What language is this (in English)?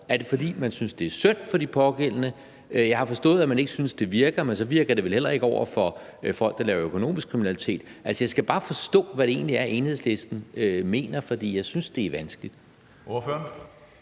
Danish